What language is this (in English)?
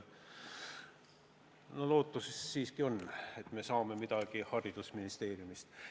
Estonian